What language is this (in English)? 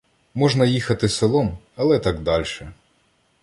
Ukrainian